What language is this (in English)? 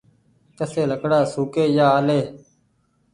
Goaria